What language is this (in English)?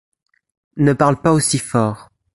French